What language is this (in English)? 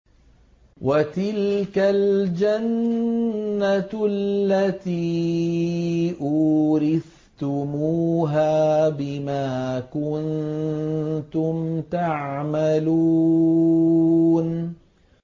Arabic